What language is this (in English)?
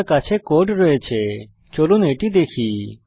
Bangla